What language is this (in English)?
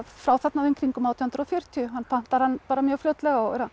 Icelandic